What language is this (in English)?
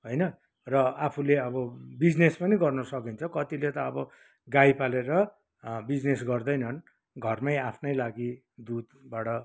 Nepali